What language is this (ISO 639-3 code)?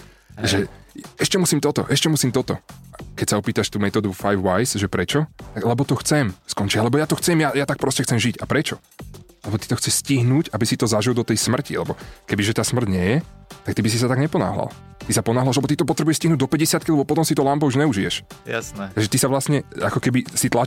slk